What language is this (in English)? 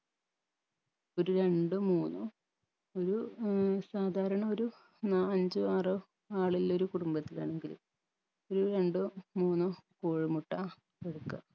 Malayalam